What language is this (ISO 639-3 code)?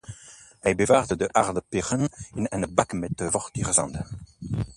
nld